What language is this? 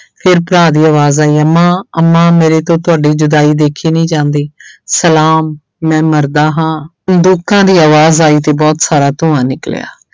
Punjabi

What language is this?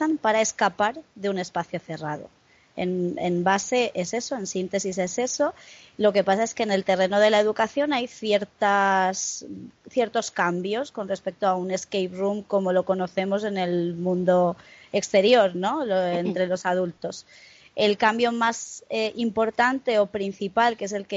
Spanish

